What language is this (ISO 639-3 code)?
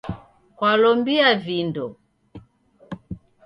dav